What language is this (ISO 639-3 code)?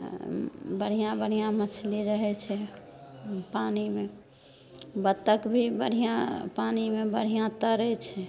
mai